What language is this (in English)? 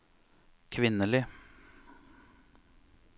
Norwegian